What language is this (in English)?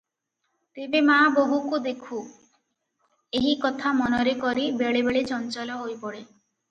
Odia